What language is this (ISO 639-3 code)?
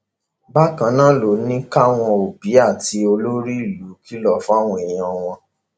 yor